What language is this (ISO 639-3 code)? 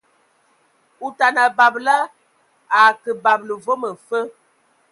ewo